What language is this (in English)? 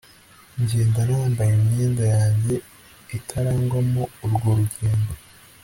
Kinyarwanda